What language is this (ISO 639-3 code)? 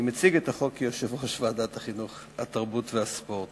heb